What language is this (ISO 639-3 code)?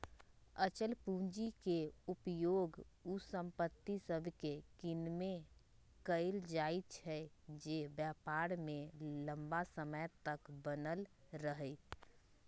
mag